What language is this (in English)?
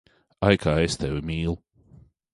Latvian